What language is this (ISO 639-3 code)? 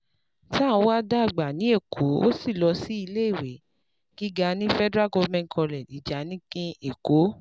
yor